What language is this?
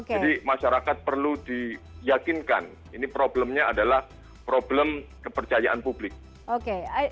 Indonesian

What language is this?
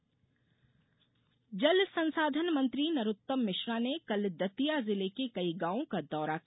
Hindi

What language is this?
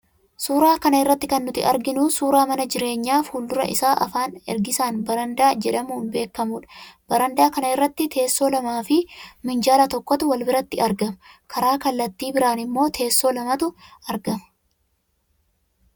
Oromo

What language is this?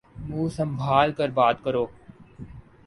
Urdu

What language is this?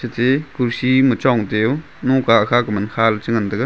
Wancho Naga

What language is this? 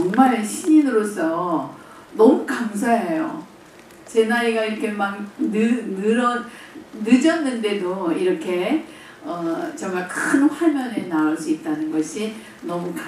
Korean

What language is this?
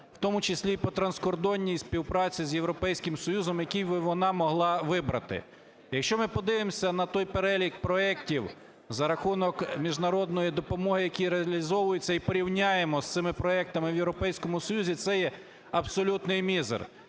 Ukrainian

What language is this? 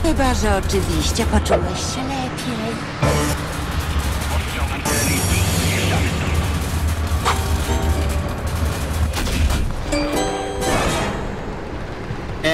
Polish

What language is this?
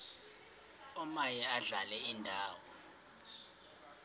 Xhosa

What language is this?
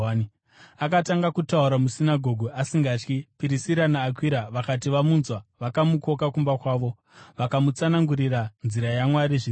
Shona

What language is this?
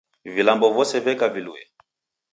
Taita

